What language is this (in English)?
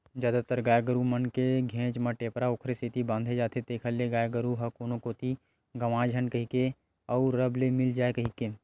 Chhattisgarhi